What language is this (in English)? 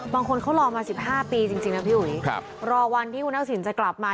Thai